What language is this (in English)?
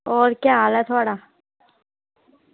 Dogri